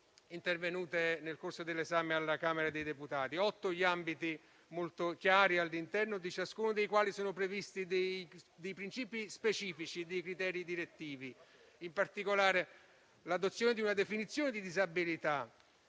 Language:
Italian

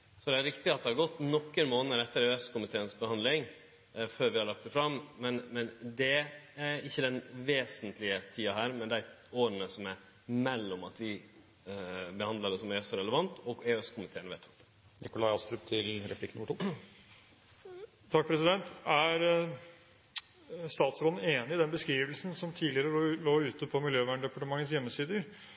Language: Norwegian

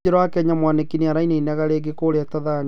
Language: Kikuyu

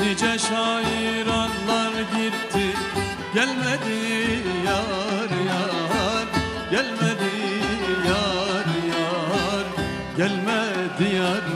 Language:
Turkish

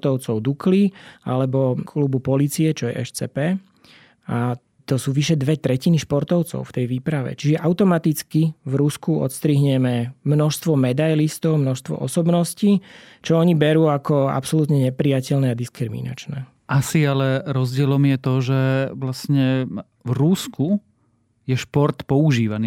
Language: Slovak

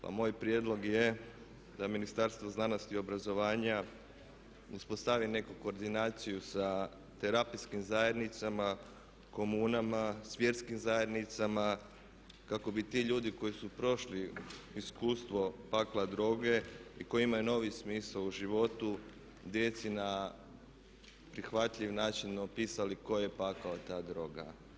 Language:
Croatian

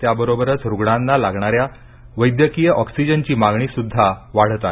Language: Marathi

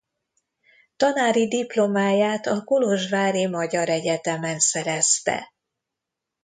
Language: Hungarian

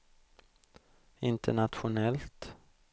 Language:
Swedish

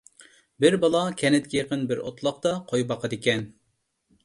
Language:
Uyghur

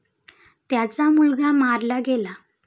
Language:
Marathi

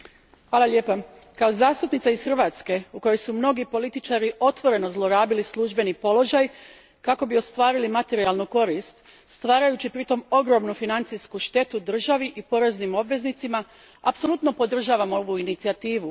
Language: Croatian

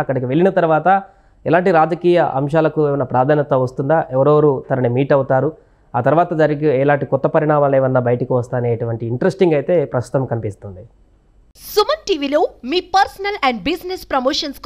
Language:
Telugu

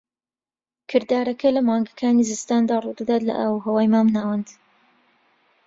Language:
Central Kurdish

